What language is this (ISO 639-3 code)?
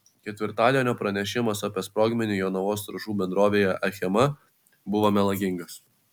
lit